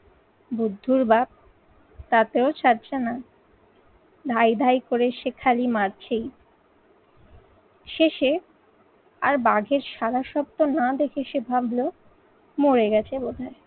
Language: Bangla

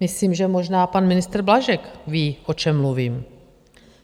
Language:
Czech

